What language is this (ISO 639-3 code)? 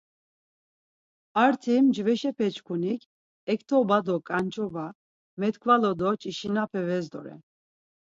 lzz